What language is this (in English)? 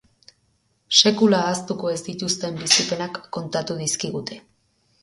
Basque